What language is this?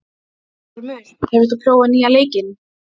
Icelandic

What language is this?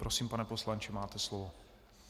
Czech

